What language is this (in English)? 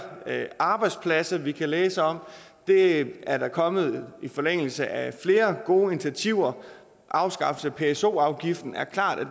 Danish